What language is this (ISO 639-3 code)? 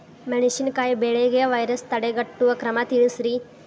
kan